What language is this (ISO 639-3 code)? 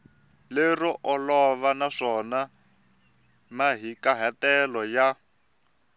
tso